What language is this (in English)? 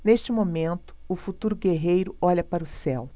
Portuguese